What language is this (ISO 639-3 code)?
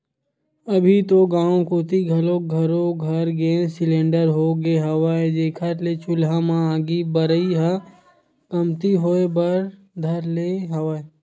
hne